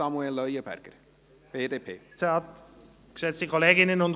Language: Swiss German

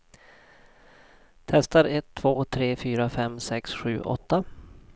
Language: Swedish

